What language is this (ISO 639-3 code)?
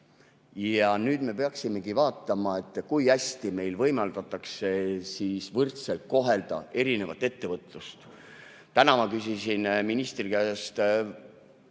est